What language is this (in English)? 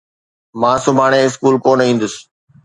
Sindhi